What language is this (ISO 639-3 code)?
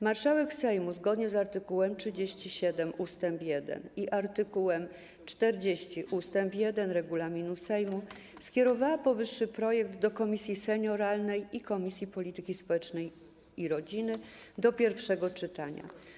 pol